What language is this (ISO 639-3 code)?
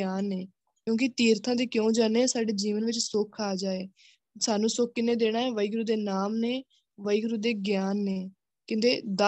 pan